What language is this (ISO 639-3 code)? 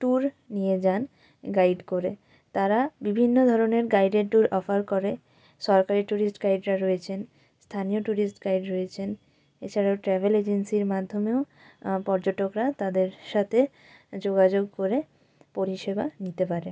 ben